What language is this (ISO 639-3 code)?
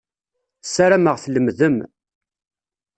kab